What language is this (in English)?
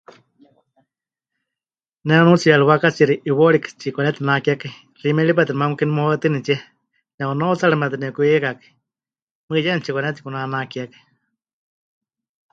Huichol